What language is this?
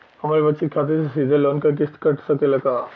Bhojpuri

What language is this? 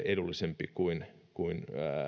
Finnish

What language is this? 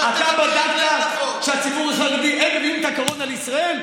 Hebrew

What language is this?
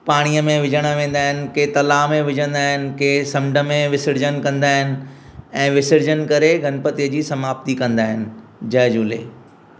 Sindhi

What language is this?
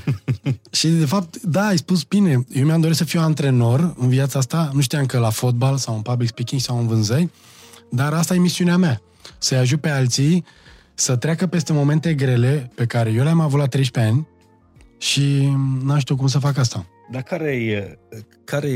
Romanian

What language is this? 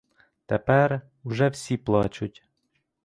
Ukrainian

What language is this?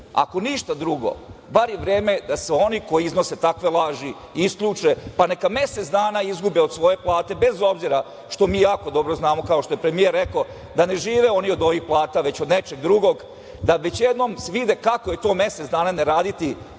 Serbian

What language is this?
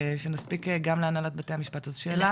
Hebrew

